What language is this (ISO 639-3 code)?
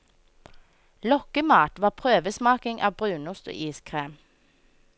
nor